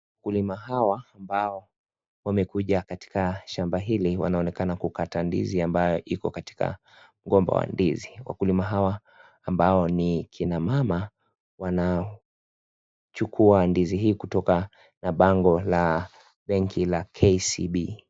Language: Swahili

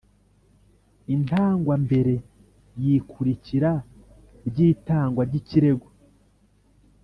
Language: Kinyarwanda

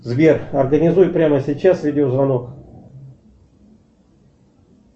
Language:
Russian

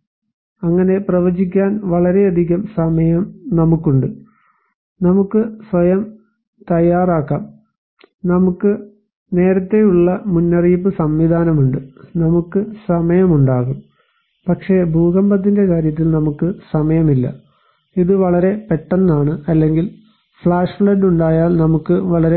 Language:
Malayalam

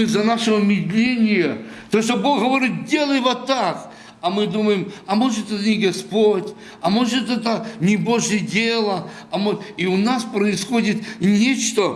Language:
Russian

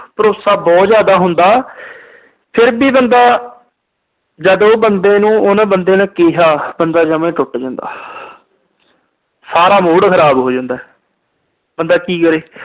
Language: Punjabi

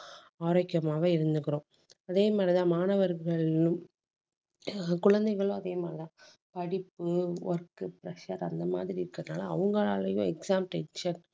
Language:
Tamil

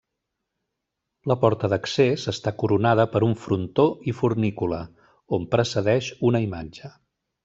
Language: Catalan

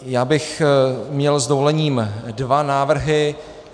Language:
Czech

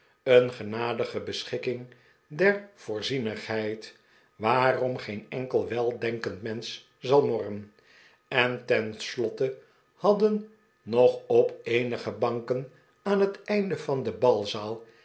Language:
Dutch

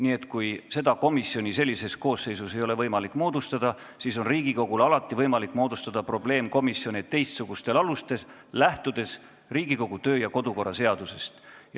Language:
Estonian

